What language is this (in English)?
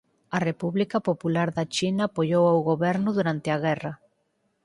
Galician